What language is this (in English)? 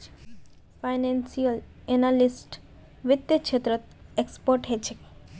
Magahi